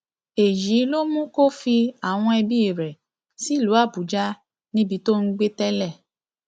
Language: Yoruba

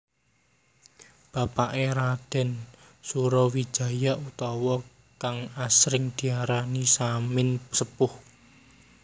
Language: Javanese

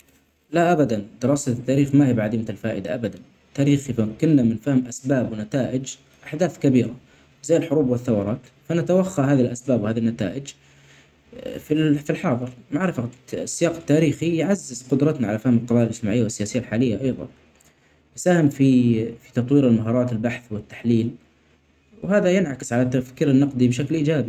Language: Omani Arabic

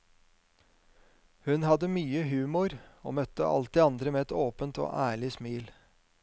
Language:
Norwegian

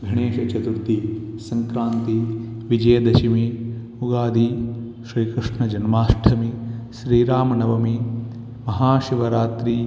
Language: Sanskrit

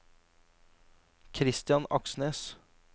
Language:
Norwegian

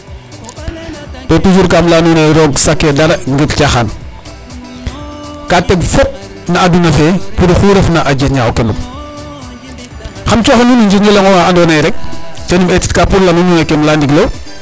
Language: Serer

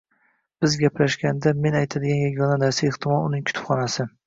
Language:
Uzbek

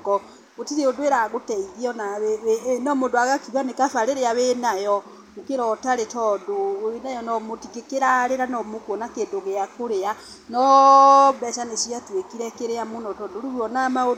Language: Kikuyu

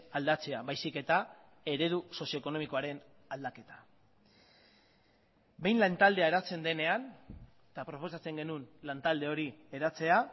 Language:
Basque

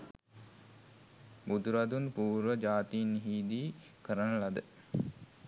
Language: Sinhala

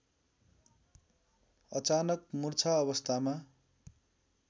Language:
Nepali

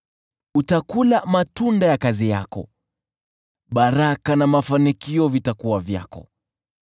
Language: Swahili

